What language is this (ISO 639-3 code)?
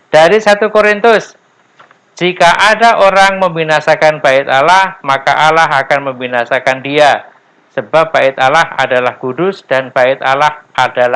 ind